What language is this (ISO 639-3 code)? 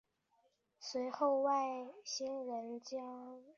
zho